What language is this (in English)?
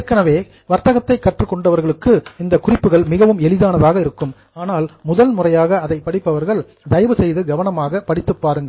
Tamil